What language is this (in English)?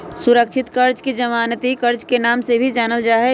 Magahi